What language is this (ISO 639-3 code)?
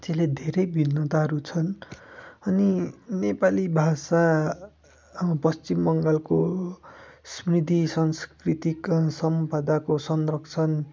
nep